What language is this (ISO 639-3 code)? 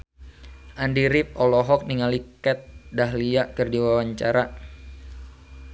sun